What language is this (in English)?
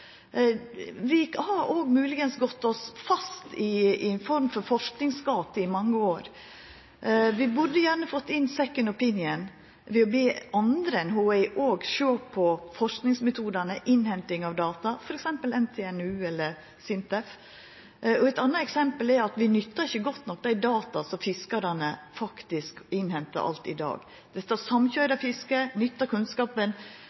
Norwegian Nynorsk